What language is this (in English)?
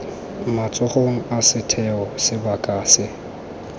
Tswana